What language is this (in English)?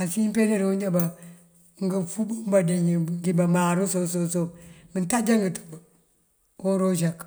Mandjak